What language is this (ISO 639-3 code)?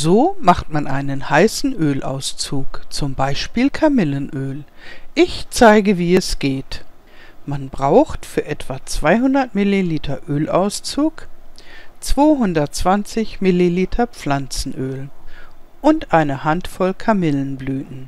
deu